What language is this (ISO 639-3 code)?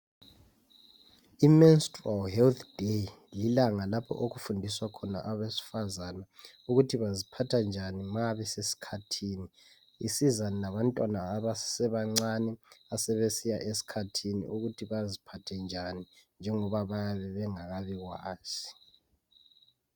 nde